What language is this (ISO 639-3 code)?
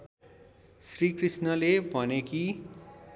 nep